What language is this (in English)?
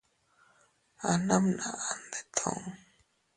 Teutila Cuicatec